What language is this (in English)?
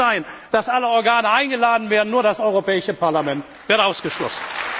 German